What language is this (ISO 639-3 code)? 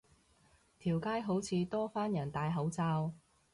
yue